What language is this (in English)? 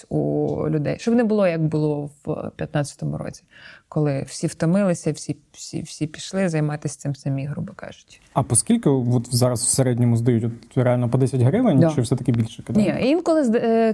Ukrainian